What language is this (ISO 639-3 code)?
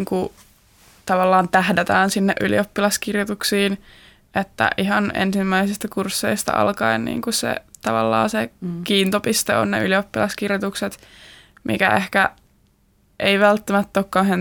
fin